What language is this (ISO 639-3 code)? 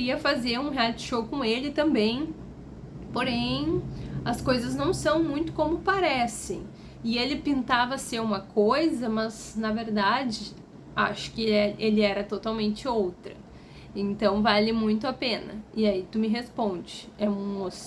por